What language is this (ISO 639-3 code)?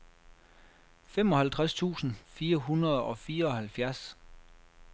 dan